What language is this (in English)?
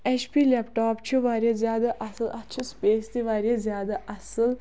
Kashmiri